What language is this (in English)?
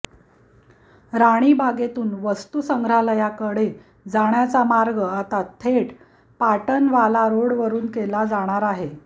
Marathi